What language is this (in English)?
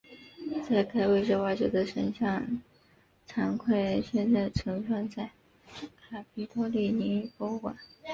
Chinese